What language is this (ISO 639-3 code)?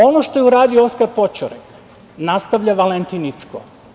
srp